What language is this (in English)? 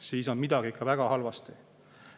Estonian